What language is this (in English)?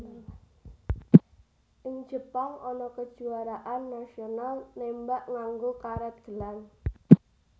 Javanese